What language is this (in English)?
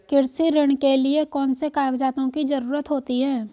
Hindi